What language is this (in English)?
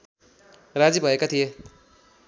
Nepali